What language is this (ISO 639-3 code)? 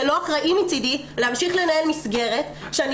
heb